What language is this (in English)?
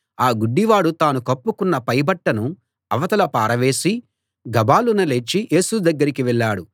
Telugu